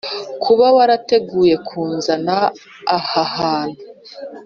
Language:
Kinyarwanda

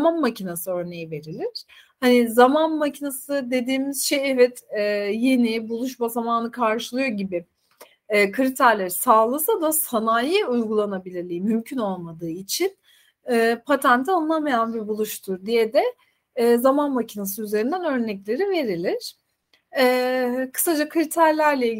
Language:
Turkish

